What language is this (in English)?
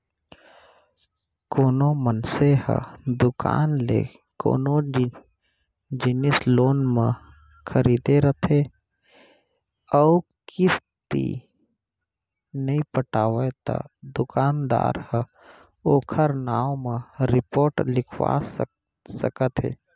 Chhattisgarhi